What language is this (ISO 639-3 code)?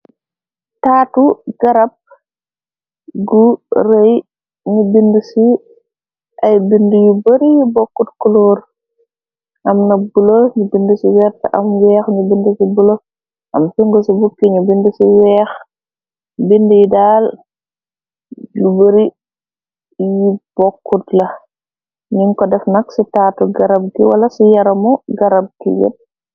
wol